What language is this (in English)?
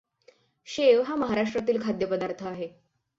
Marathi